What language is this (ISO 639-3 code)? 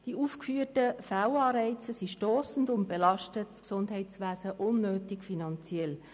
gsw